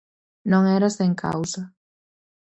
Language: Galician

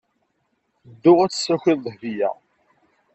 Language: Kabyle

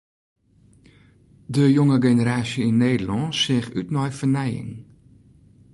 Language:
Western Frisian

